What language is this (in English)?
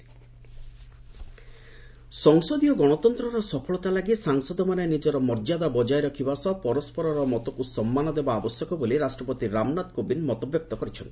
Odia